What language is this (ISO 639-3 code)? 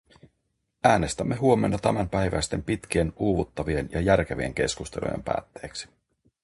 fin